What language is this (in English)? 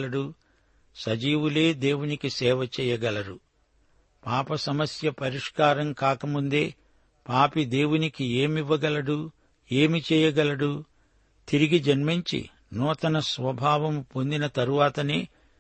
Telugu